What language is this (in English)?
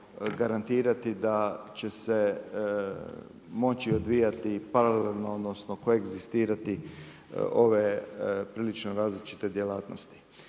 Croatian